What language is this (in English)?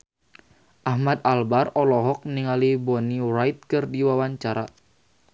Sundanese